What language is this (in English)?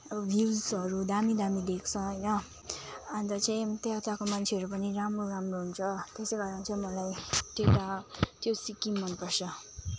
Nepali